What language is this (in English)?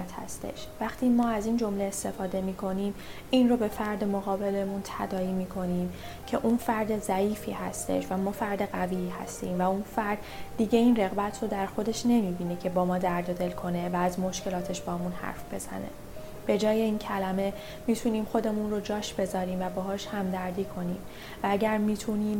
Persian